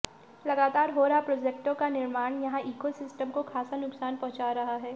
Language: Hindi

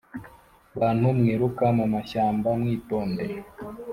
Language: Kinyarwanda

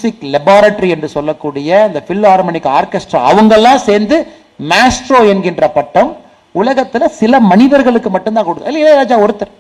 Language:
Tamil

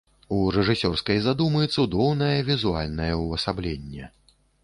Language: Belarusian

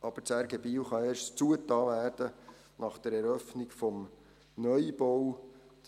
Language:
Swiss German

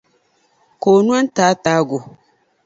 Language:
Dagbani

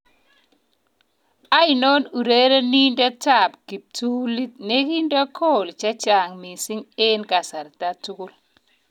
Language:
Kalenjin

